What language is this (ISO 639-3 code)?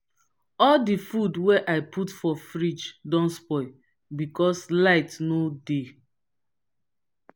pcm